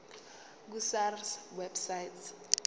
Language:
Zulu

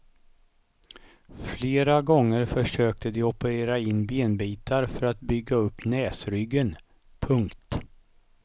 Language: Swedish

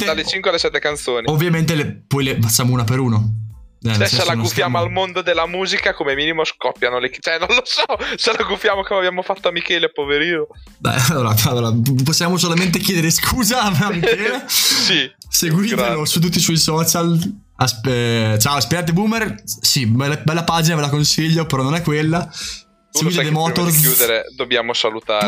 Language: Italian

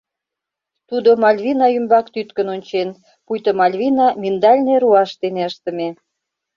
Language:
Mari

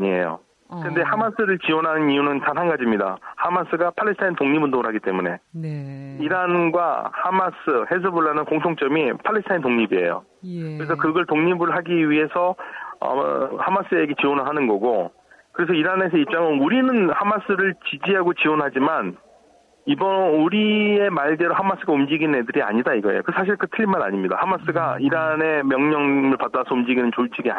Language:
Korean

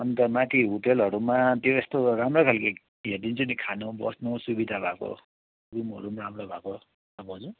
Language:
Nepali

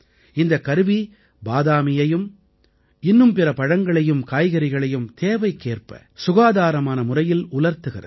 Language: Tamil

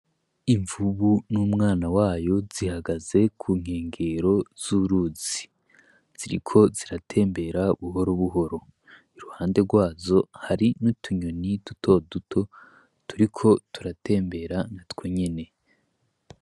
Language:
Rundi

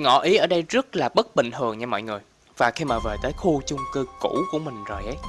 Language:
Vietnamese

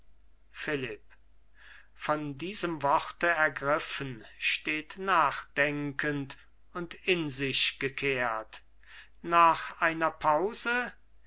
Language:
German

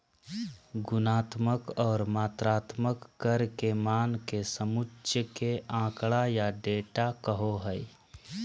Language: Magahi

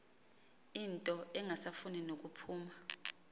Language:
Xhosa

